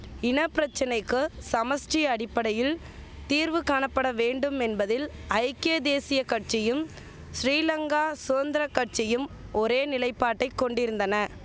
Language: Tamil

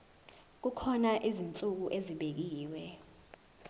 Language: Zulu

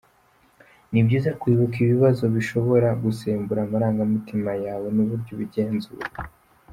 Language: Kinyarwanda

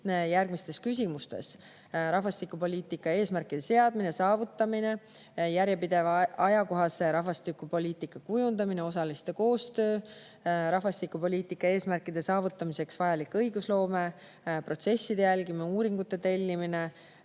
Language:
Estonian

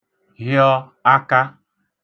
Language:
Igbo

